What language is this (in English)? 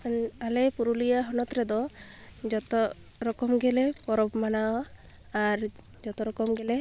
Santali